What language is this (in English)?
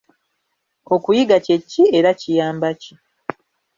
Ganda